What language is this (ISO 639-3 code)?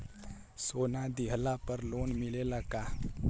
bho